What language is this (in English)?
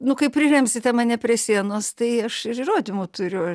Lithuanian